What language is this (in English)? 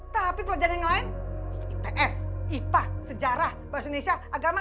Indonesian